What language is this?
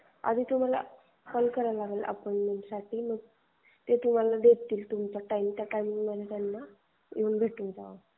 Marathi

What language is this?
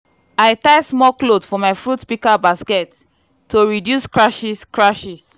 Nigerian Pidgin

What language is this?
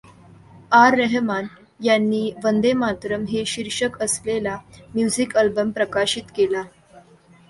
Marathi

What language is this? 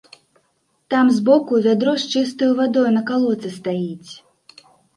Belarusian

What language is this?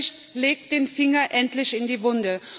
German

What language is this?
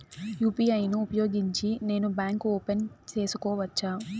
Telugu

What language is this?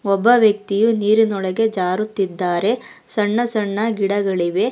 Kannada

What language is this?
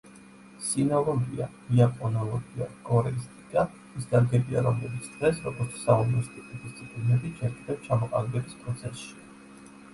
Georgian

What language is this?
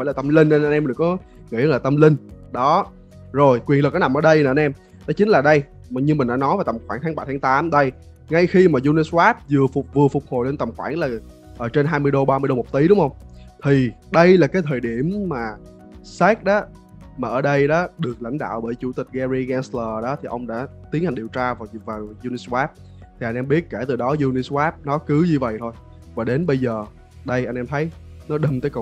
Vietnamese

